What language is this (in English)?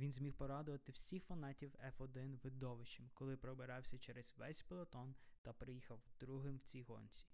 Ukrainian